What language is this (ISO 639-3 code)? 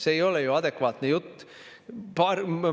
est